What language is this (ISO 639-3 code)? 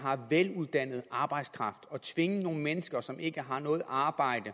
dan